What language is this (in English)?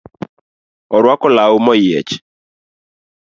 Luo (Kenya and Tanzania)